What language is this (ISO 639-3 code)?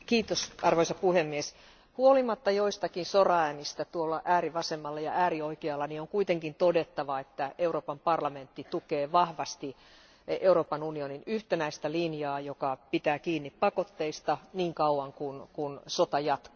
fin